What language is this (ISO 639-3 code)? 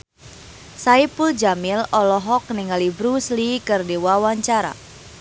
sun